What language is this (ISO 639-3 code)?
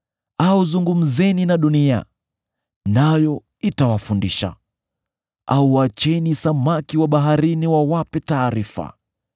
swa